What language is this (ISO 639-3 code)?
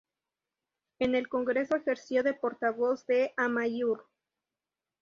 spa